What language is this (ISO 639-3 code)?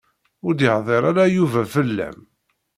kab